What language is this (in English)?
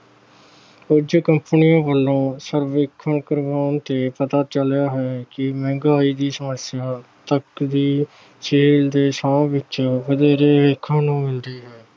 Punjabi